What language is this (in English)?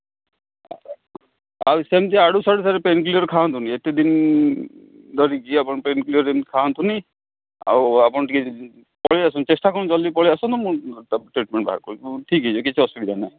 Odia